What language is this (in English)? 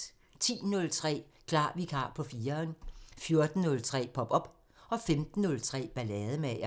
Danish